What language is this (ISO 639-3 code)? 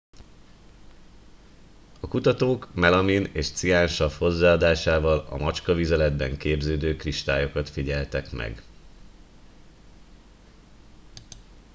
hun